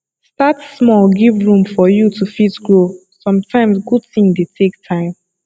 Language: Nigerian Pidgin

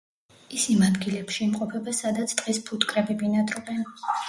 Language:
Georgian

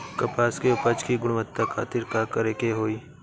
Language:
Bhojpuri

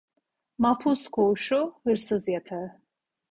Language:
Turkish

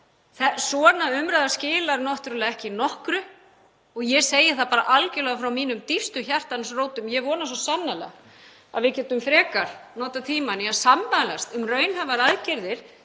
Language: Icelandic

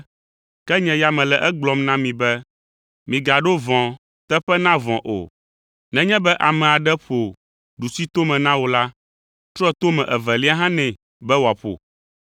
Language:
Ewe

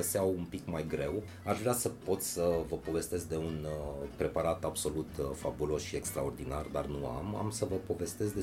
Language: Romanian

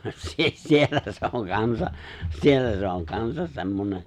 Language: Finnish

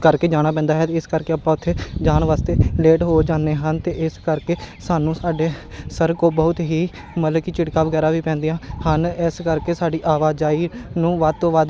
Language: Punjabi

